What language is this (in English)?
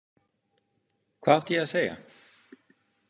Icelandic